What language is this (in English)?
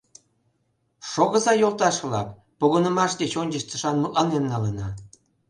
Mari